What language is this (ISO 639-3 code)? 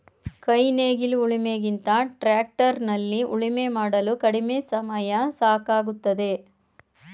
kan